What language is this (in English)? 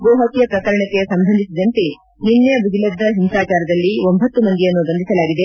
Kannada